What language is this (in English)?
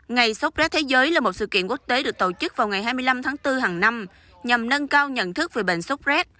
Vietnamese